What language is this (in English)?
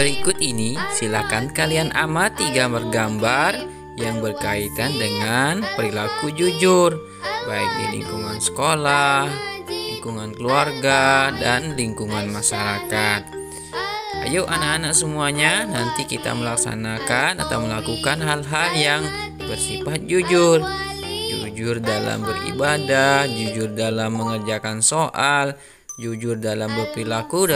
Indonesian